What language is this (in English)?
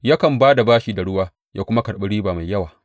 Hausa